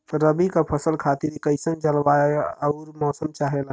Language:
Bhojpuri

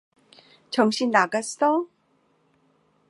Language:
Korean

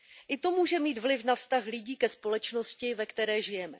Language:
Czech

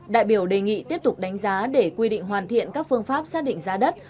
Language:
Vietnamese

